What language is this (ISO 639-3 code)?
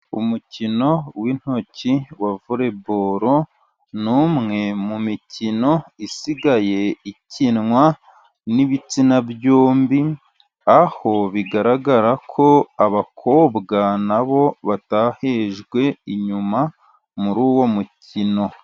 kin